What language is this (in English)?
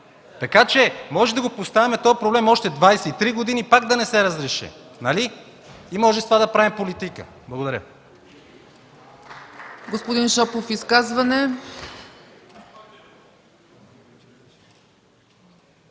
Bulgarian